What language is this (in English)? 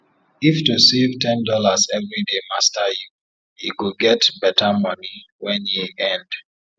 Nigerian Pidgin